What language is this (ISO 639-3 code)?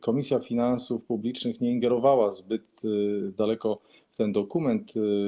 pol